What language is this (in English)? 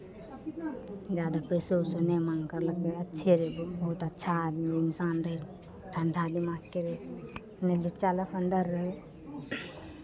Maithili